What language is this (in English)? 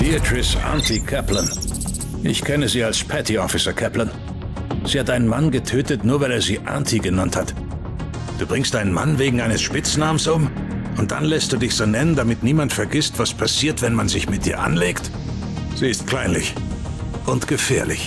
German